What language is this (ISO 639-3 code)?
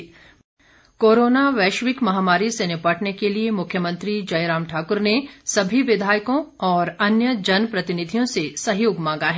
hin